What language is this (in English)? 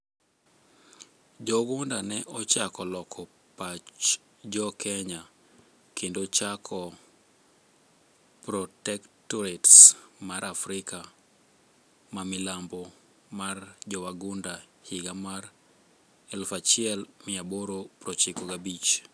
Luo (Kenya and Tanzania)